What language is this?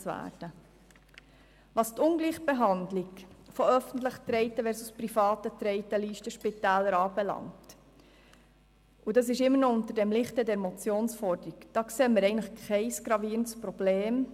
Swiss German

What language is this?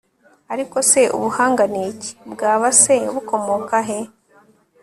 Kinyarwanda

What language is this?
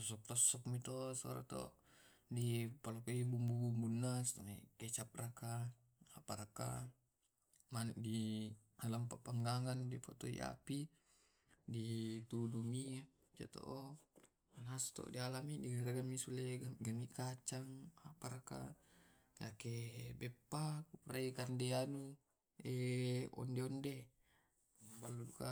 Tae'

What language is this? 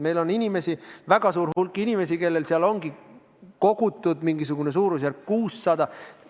Estonian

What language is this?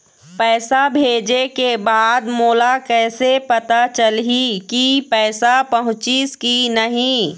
Chhattisgarhi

